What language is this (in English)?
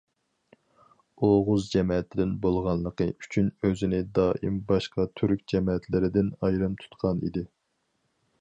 Uyghur